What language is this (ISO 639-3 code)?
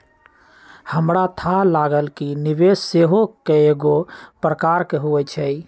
mag